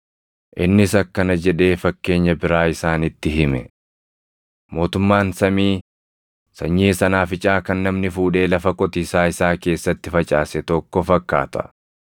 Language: Oromo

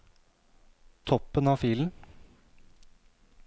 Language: Norwegian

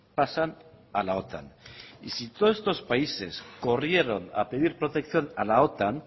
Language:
Spanish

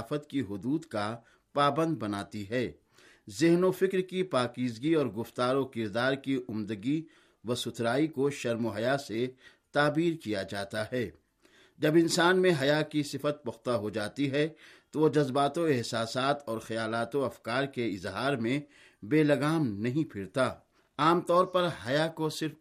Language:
Urdu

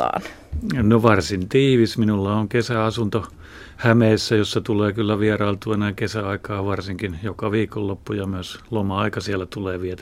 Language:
Finnish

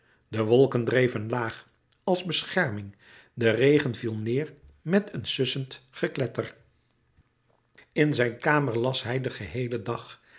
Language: Dutch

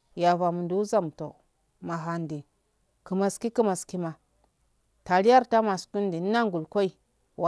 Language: Afade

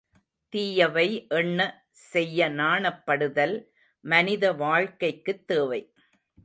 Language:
Tamil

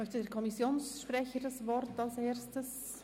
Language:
Swiss German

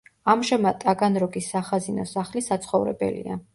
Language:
Georgian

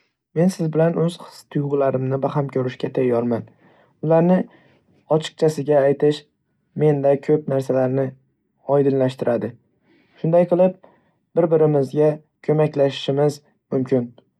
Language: Uzbek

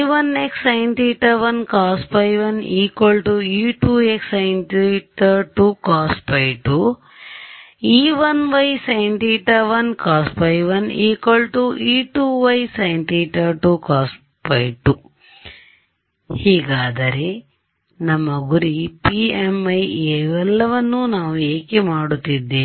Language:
Kannada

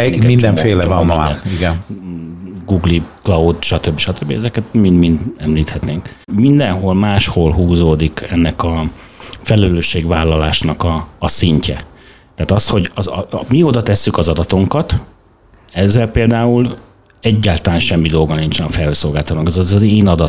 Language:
Hungarian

